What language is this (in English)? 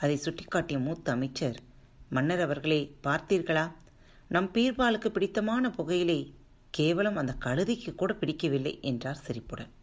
Tamil